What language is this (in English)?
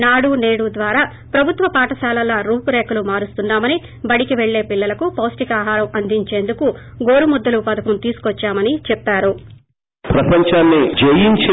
Telugu